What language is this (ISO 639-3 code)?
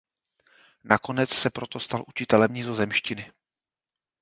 ces